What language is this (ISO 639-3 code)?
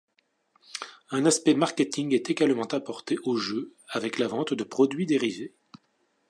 fra